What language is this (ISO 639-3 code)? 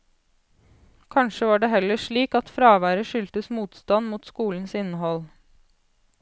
nor